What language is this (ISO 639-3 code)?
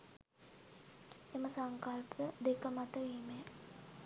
sin